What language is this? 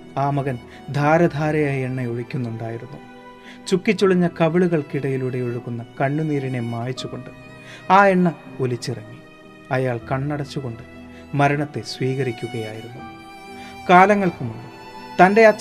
Malayalam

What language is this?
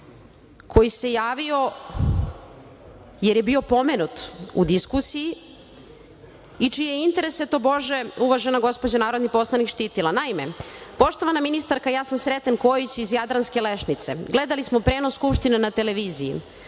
Serbian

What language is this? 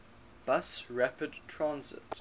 English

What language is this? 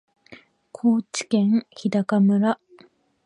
Japanese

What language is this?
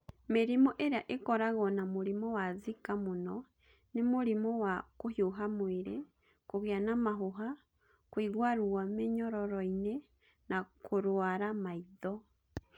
Kikuyu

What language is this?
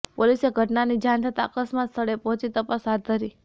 Gujarati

